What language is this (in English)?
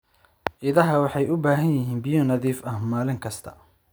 Somali